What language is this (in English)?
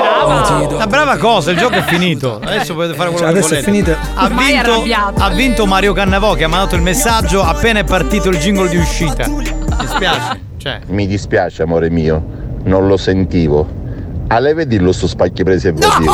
Italian